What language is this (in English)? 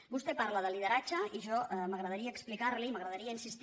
Catalan